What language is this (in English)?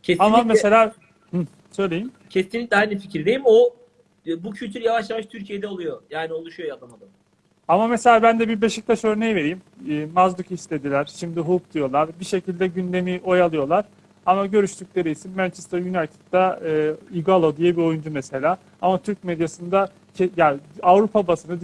Turkish